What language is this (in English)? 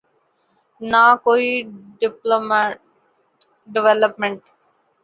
Urdu